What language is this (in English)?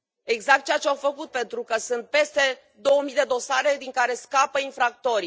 Romanian